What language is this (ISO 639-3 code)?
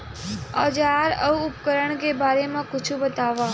hne